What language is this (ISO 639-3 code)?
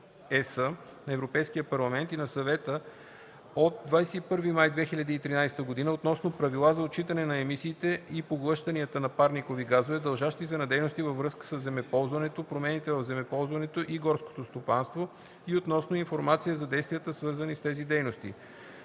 bul